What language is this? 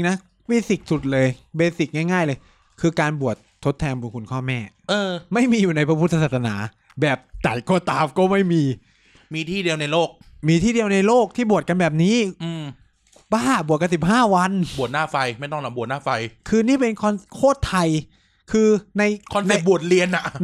Thai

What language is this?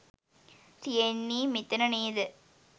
Sinhala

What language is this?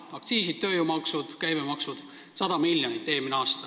Estonian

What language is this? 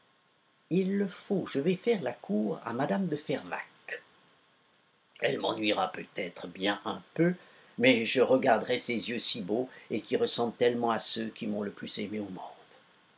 French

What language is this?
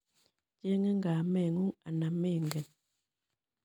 Kalenjin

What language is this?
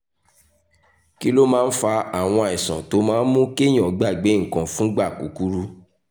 Yoruba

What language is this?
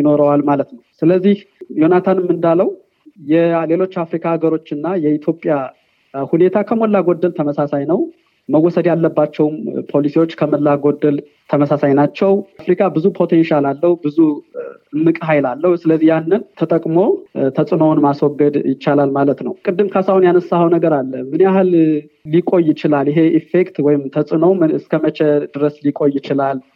Amharic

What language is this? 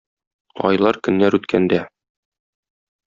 Tatar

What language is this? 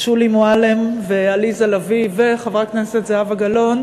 Hebrew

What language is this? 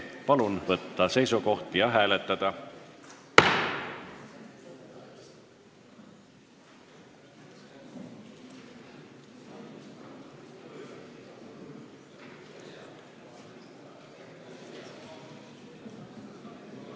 Estonian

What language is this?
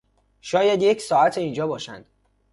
Persian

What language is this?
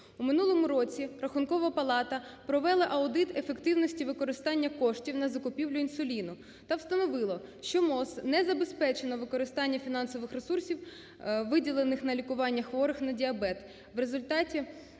Ukrainian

